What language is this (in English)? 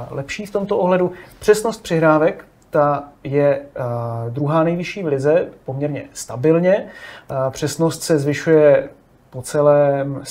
Czech